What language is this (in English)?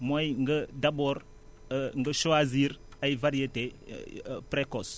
Wolof